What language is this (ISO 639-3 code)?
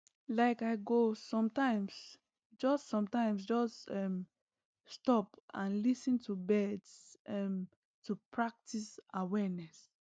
pcm